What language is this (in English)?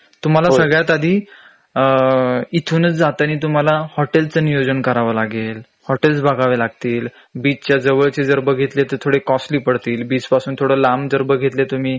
Marathi